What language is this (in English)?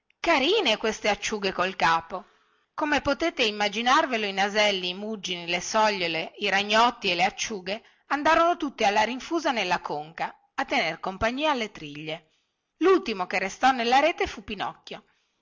Italian